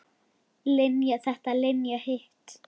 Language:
Icelandic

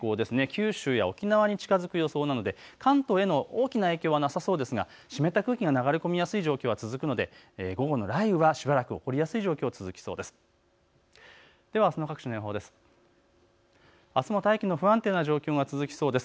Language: Japanese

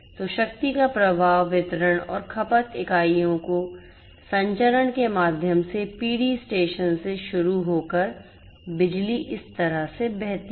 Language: Hindi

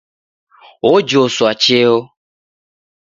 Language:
Taita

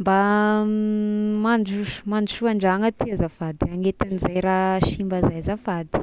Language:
Tesaka Malagasy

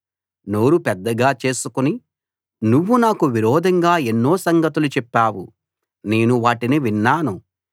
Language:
Telugu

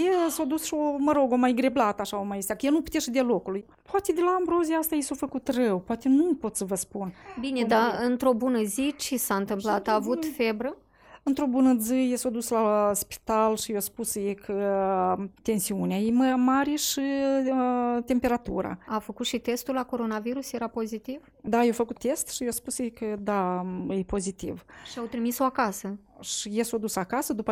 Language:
Romanian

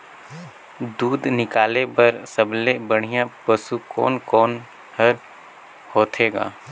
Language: Chhattisgarhi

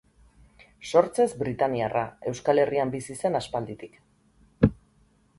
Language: Basque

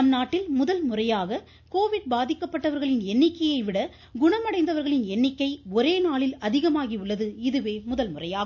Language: Tamil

